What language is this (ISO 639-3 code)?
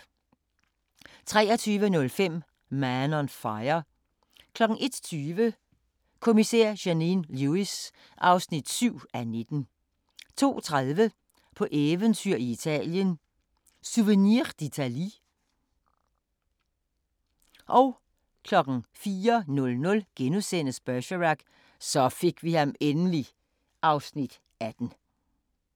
dan